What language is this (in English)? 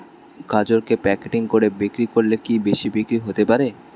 Bangla